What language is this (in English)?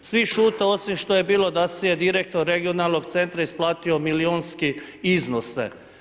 Croatian